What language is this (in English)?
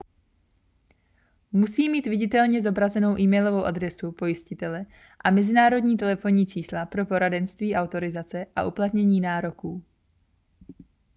Czech